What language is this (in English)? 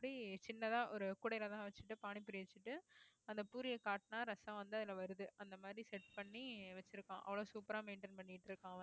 Tamil